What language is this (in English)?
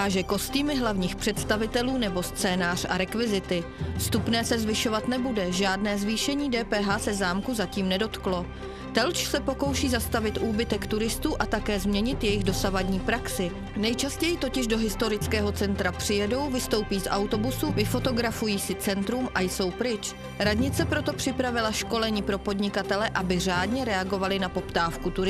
Czech